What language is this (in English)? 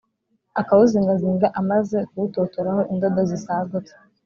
Kinyarwanda